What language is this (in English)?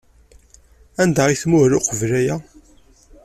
Kabyle